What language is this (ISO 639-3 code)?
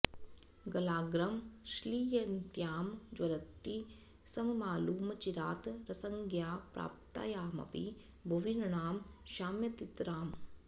san